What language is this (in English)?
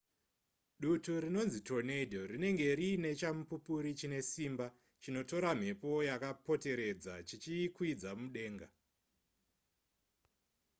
Shona